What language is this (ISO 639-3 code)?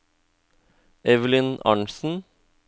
nor